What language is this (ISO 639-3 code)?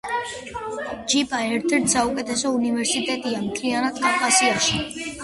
kat